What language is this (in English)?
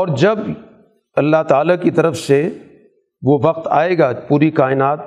Urdu